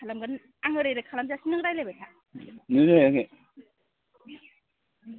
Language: Bodo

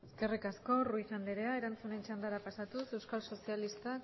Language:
Basque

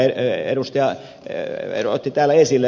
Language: Finnish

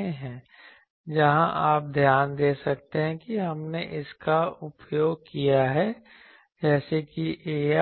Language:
Hindi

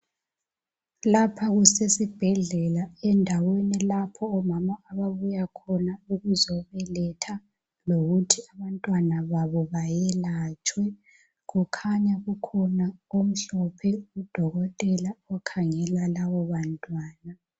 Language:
North Ndebele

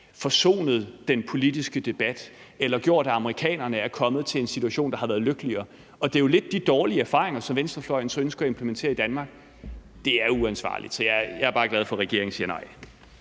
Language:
Danish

